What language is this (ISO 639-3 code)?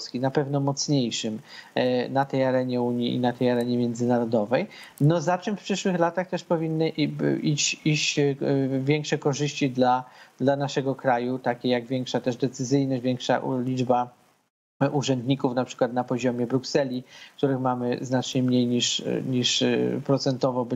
pol